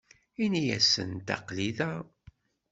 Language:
Kabyle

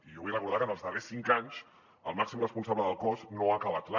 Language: Catalan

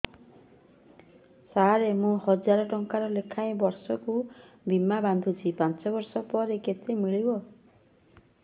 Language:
Odia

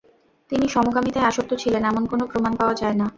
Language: Bangla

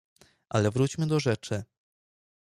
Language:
Polish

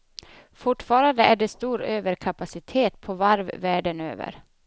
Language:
Swedish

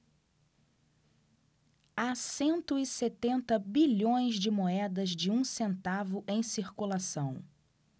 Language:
Portuguese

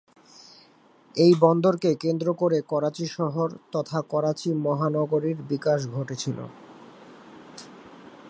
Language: Bangla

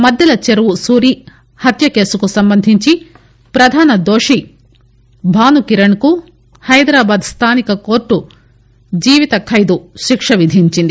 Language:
Telugu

